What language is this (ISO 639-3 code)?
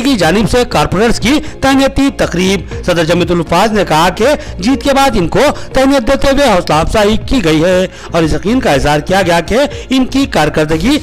hin